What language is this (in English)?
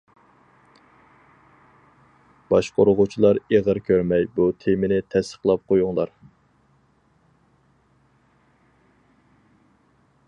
Uyghur